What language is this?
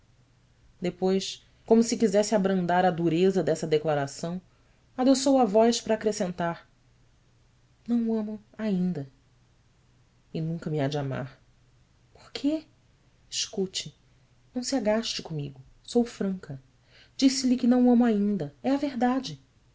Portuguese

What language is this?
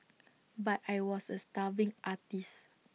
English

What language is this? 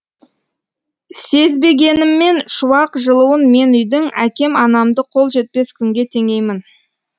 Kazakh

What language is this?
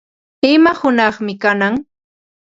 Ambo-Pasco Quechua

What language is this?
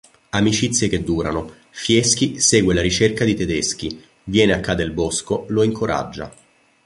Italian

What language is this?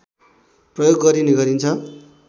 Nepali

